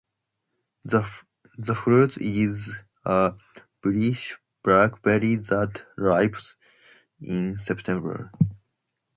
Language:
English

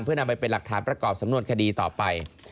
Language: Thai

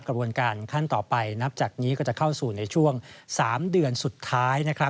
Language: Thai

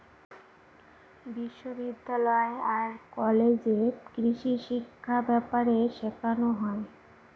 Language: Bangla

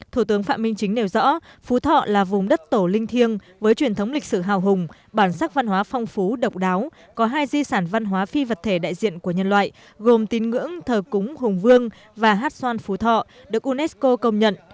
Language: Vietnamese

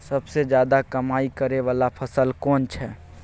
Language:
Maithili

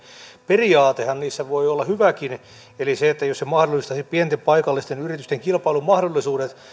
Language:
Finnish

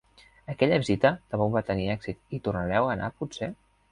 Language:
Catalan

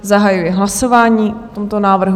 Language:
Czech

